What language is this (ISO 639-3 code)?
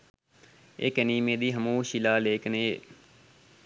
sin